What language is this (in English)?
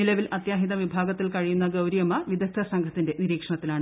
Malayalam